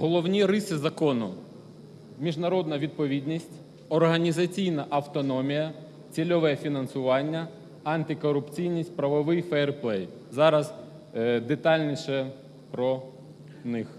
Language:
Ukrainian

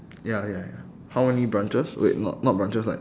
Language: English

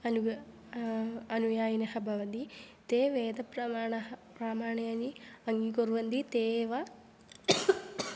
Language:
Sanskrit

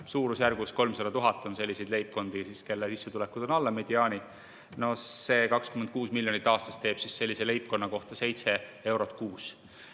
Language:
Estonian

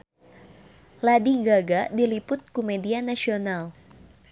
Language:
Sundanese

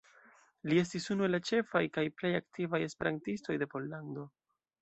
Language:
Esperanto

